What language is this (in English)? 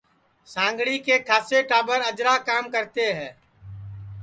Sansi